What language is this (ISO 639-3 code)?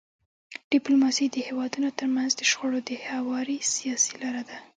pus